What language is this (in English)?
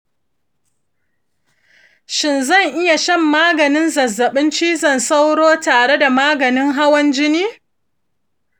Hausa